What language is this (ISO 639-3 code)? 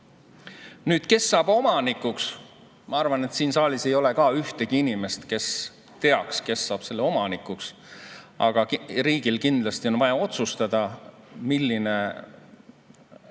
est